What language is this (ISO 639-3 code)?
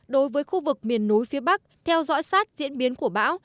vie